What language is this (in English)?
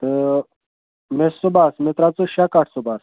Kashmiri